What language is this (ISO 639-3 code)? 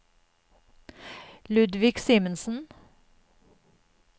nor